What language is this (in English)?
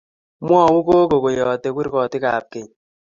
Kalenjin